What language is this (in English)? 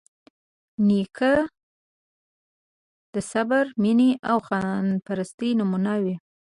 Pashto